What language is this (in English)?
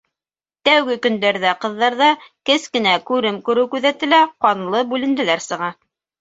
Bashkir